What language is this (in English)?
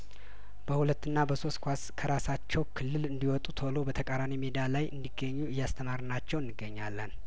Amharic